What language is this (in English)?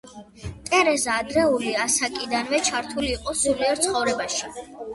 Georgian